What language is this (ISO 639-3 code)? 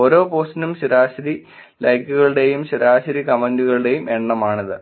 mal